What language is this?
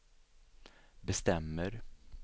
Swedish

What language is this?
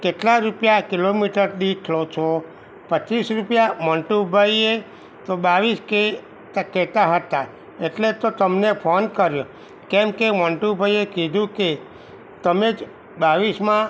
Gujarati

